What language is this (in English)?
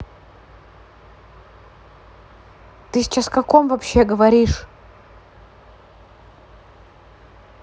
Russian